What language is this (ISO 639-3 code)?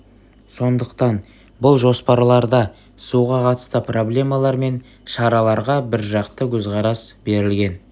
kaz